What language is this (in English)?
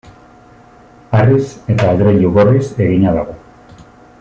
Basque